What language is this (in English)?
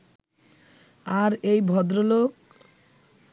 Bangla